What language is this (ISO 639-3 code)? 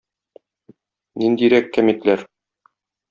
tat